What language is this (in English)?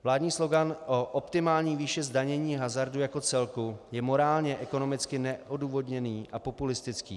Czech